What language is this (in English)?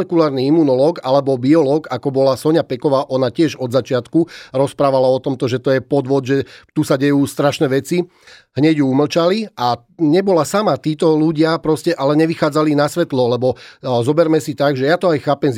Slovak